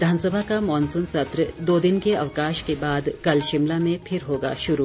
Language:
Hindi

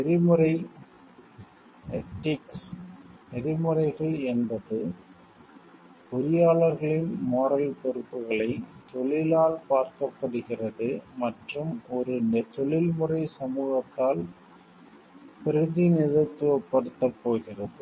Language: Tamil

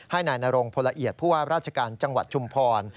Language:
Thai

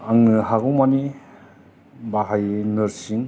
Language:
Bodo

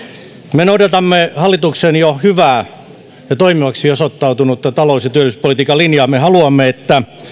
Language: Finnish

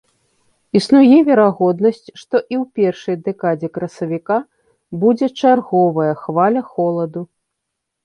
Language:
Belarusian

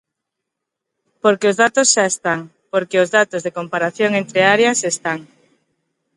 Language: Galician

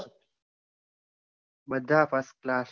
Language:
Gujarati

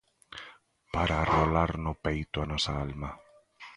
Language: Galician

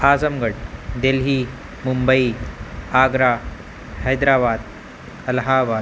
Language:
Urdu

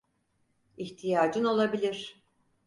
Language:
Turkish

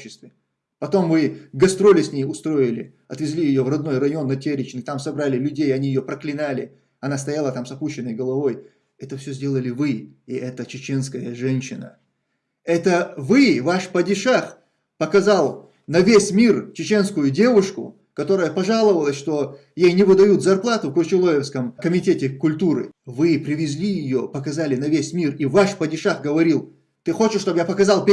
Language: Russian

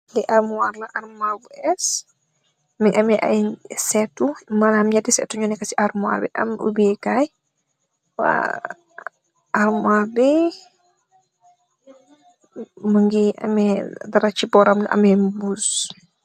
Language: Wolof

